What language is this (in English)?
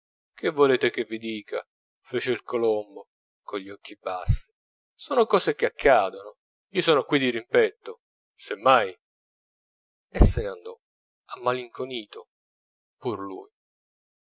Italian